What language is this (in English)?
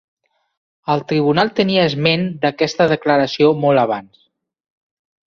Catalan